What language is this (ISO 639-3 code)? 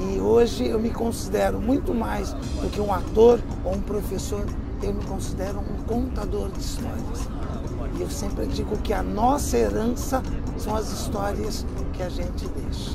por